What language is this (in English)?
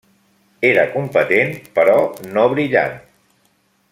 Catalan